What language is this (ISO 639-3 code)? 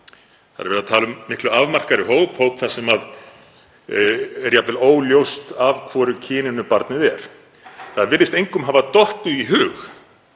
isl